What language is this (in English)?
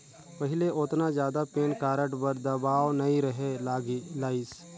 Chhattisgarhi